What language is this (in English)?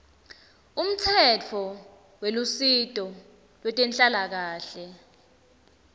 Swati